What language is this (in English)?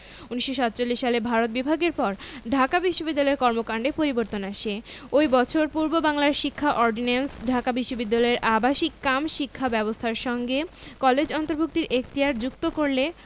Bangla